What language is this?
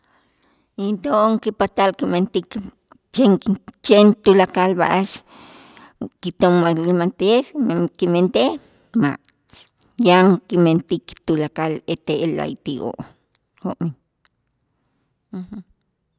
Itzá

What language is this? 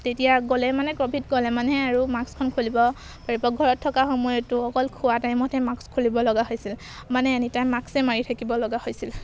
Assamese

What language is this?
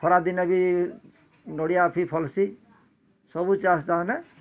Odia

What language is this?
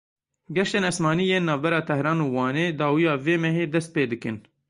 Kurdish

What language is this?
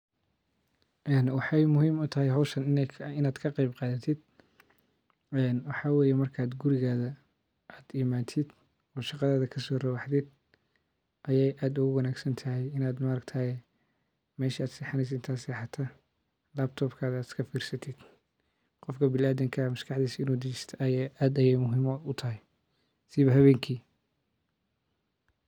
Somali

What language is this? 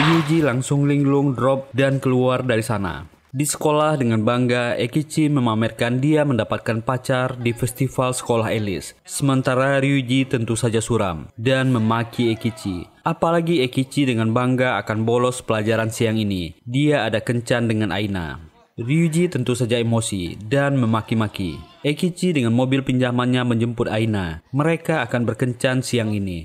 Indonesian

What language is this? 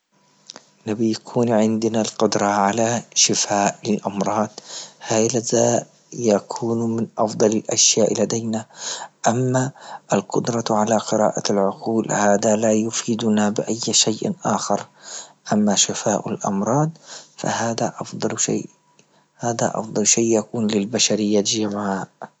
Libyan Arabic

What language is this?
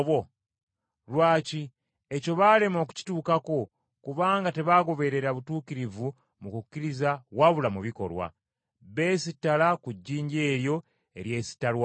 Ganda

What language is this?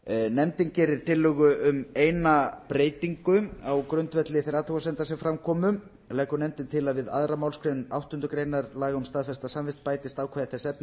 Icelandic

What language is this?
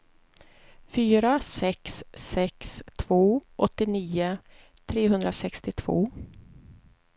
Swedish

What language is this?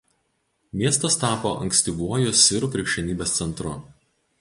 Lithuanian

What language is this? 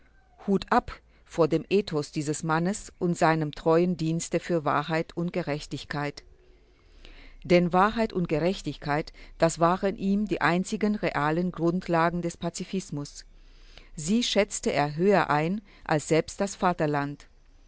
German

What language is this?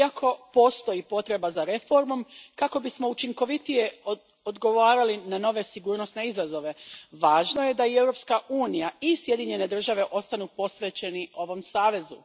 Croatian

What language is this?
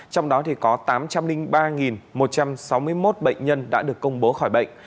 Vietnamese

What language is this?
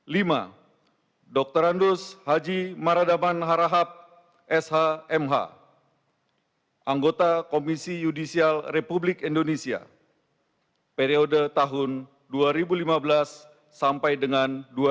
Indonesian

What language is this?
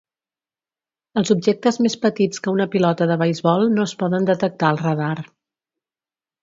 Catalan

